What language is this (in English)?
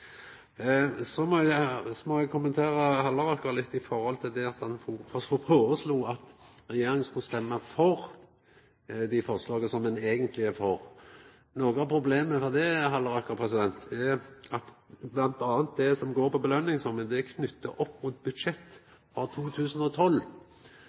Norwegian Nynorsk